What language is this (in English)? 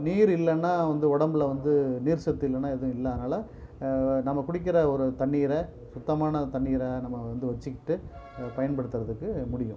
Tamil